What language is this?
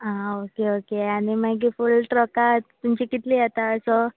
Konkani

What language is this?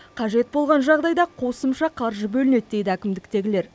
Kazakh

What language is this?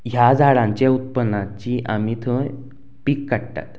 Konkani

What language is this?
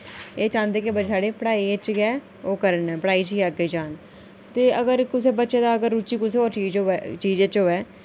Dogri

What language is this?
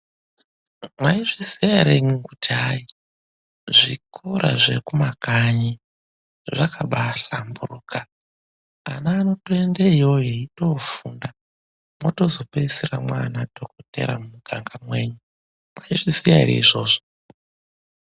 Ndau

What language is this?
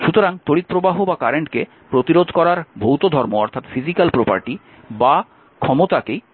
Bangla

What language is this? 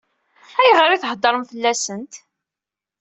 Kabyle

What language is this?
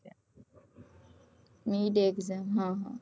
Gujarati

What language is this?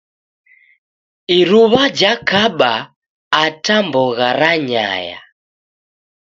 Taita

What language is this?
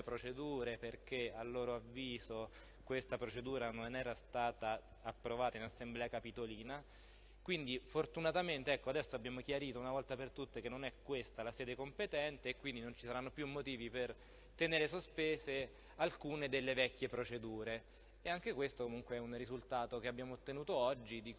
Italian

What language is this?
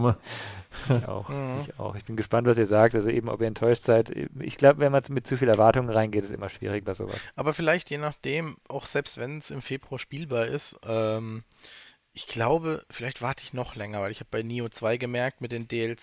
German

